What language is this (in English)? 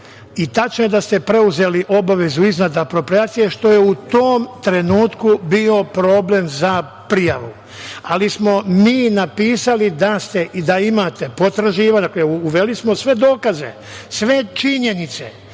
Serbian